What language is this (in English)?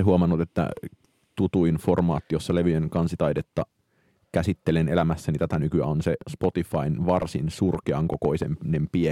Finnish